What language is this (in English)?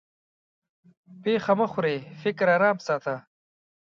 Pashto